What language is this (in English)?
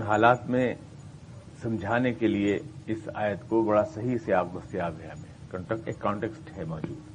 Urdu